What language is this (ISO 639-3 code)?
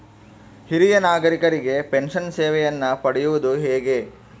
kan